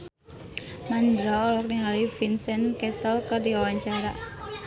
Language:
Sundanese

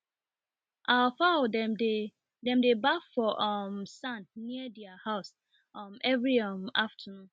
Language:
Nigerian Pidgin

